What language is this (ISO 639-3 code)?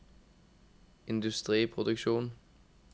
nor